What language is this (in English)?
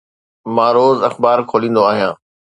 Sindhi